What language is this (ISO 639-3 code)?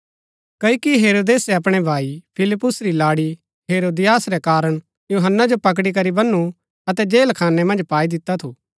gbk